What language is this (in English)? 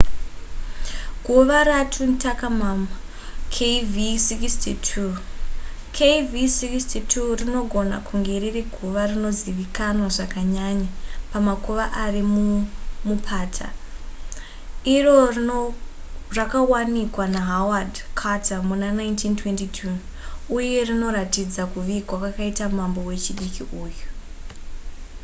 Shona